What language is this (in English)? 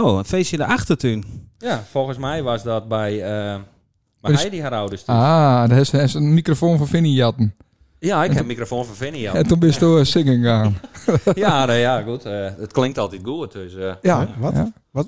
Dutch